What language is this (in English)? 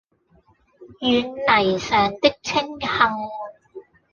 Cantonese